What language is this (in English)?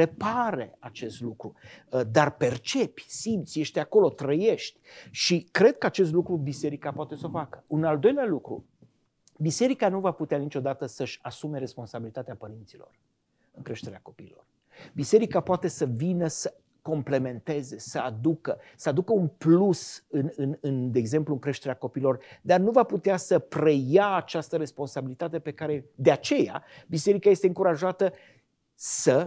Romanian